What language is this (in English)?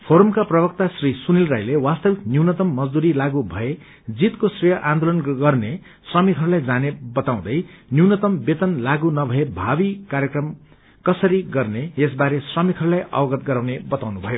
Nepali